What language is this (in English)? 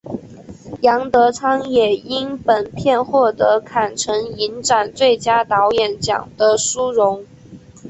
Chinese